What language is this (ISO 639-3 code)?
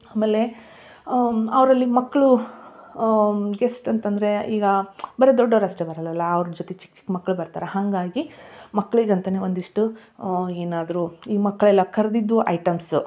kan